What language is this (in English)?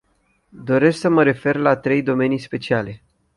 Romanian